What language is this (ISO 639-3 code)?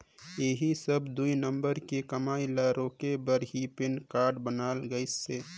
hne